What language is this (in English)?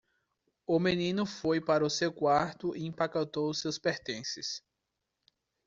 Portuguese